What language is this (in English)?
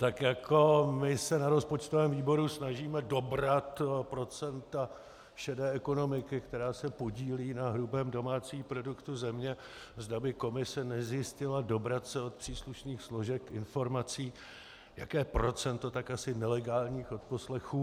Czech